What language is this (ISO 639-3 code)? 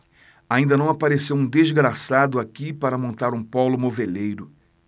por